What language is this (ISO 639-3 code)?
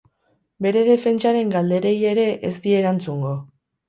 eus